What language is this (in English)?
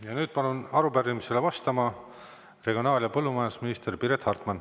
Estonian